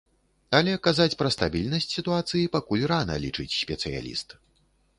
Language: Belarusian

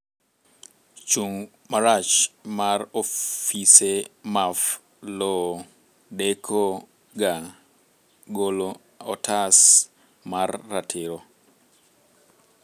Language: Luo (Kenya and Tanzania)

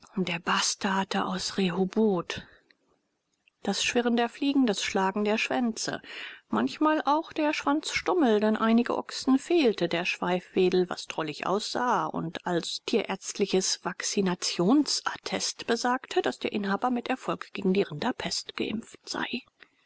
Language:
German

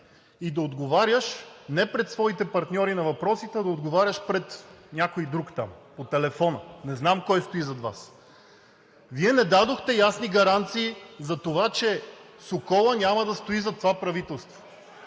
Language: Bulgarian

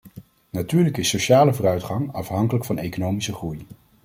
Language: Dutch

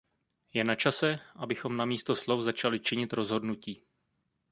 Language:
Czech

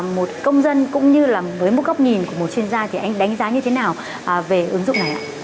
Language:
Vietnamese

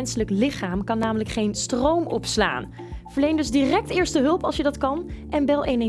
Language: Dutch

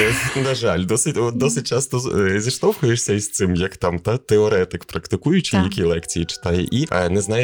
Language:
Ukrainian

